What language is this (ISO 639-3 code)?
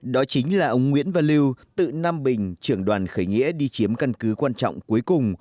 vie